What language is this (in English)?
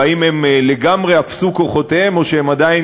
Hebrew